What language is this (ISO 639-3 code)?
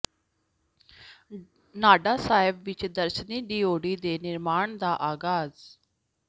pan